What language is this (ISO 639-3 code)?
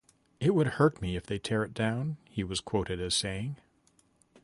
eng